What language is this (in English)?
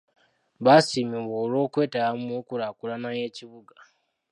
Ganda